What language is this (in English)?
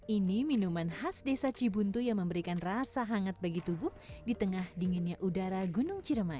Indonesian